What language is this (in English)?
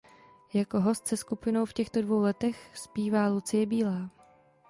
Czech